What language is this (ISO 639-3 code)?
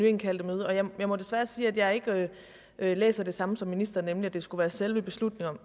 dan